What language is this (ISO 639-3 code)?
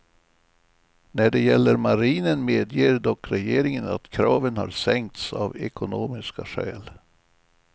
swe